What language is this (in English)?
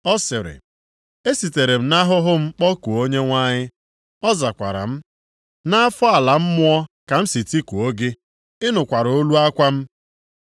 Igbo